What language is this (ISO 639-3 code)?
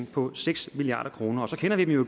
dan